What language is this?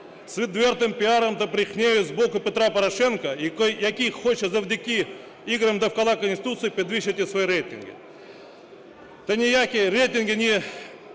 Ukrainian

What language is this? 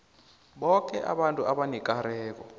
South Ndebele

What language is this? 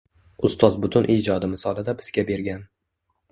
Uzbek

